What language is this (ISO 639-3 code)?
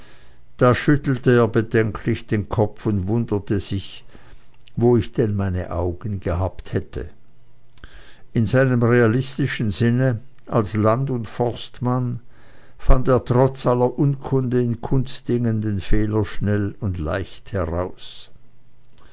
deu